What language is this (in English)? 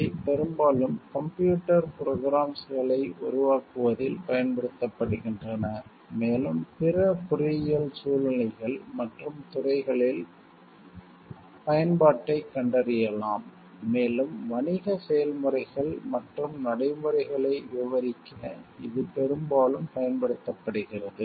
Tamil